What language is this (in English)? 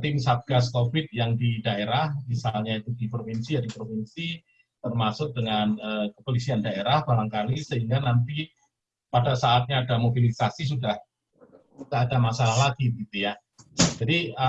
Indonesian